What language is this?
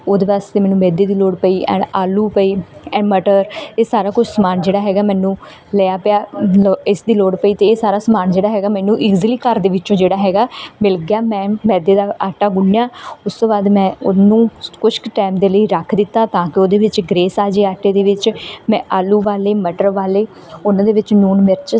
Punjabi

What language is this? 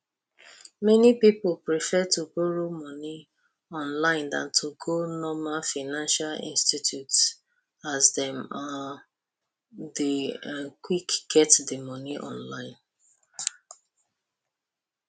Nigerian Pidgin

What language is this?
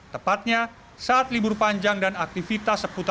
Indonesian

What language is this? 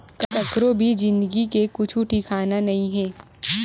Chhattisgarhi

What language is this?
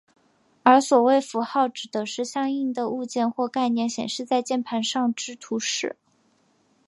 Chinese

